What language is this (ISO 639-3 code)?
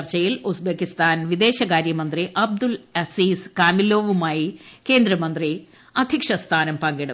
mal